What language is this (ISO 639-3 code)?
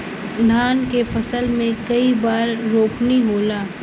bho